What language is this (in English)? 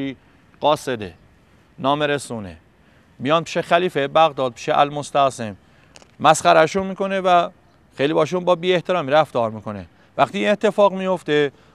Persian